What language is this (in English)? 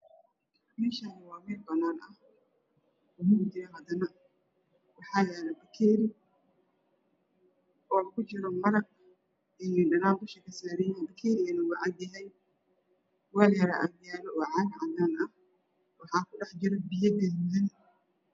Somali